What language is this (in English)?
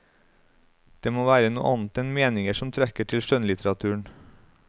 Norwegian